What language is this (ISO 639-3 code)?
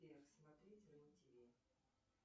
rus